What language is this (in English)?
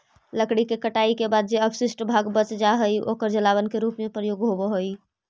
Magahi